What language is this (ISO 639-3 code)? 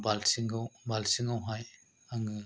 brx